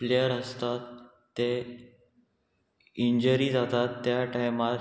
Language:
Konkani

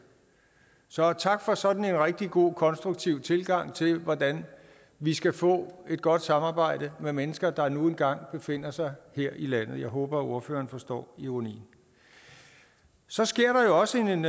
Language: Danish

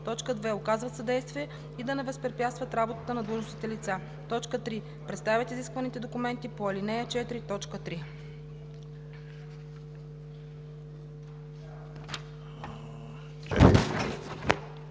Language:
Bulgarian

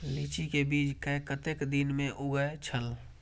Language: Maithili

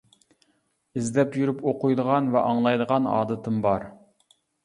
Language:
Uyghur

